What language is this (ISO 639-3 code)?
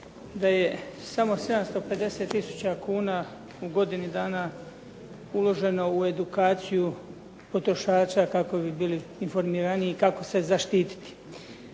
hrv